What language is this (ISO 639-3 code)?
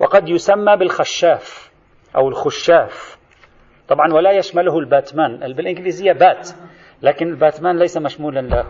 ara